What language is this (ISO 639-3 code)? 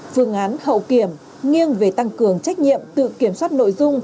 vie